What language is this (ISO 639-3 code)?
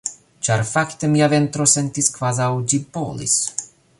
epo